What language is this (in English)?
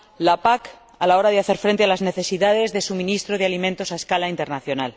Spanish